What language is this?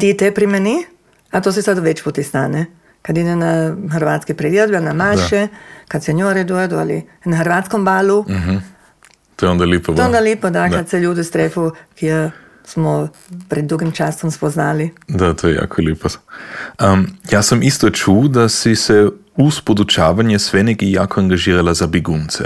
Croatian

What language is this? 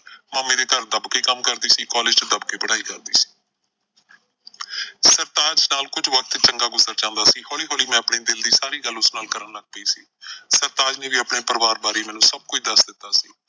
Punjabi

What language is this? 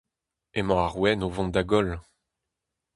Breton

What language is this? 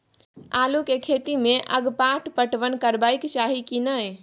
Maithili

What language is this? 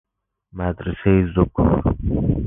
Persian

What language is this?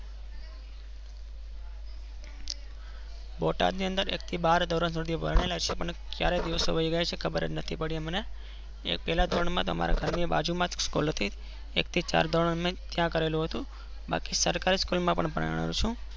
Gujarati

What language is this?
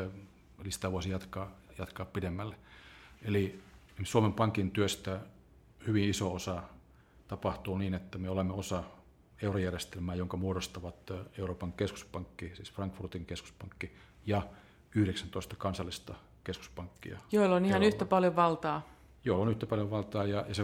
Finnish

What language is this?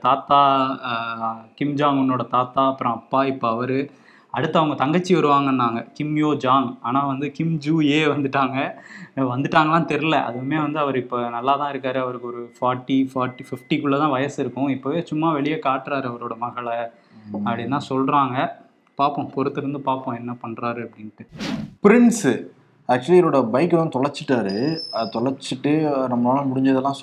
Tamil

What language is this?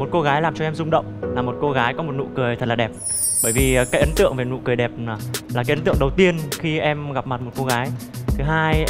Vietnamese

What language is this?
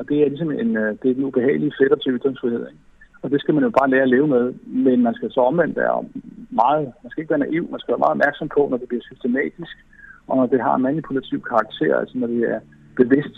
Danish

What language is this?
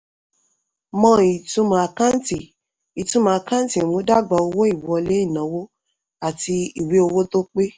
Yoruba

